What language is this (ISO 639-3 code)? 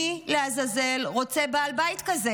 heb